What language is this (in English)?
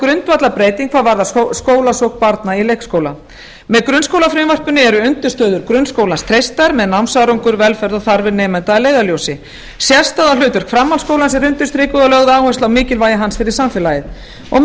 Icelandic